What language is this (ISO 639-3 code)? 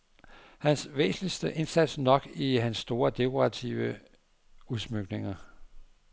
dan